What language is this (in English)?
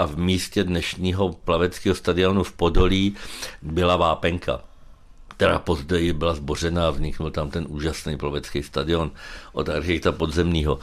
Czech